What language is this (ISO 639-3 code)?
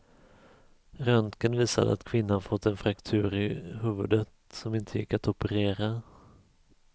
swe